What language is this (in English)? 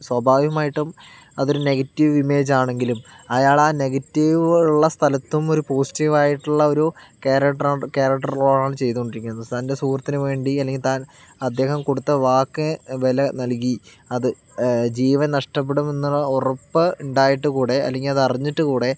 Malayalam